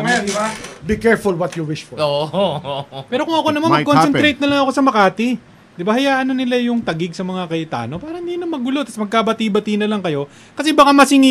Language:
Filipino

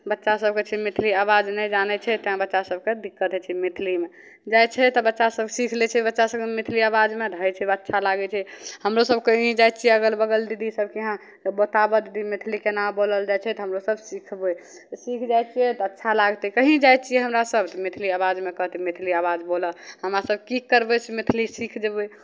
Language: Maithili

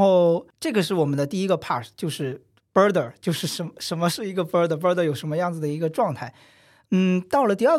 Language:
Chinese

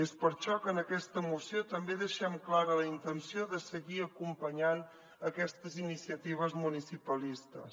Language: Catalan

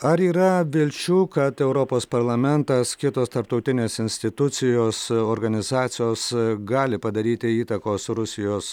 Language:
Lithuanian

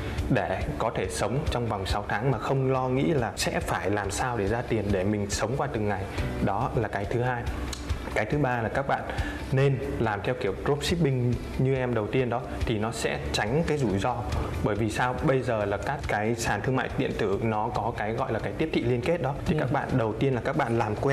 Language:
Vietnamese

